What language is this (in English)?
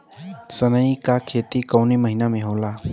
Bhojpuri